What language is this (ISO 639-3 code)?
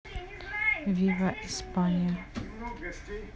rus